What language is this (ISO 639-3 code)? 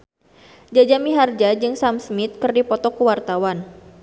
sun